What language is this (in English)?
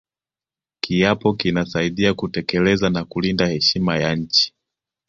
Swahili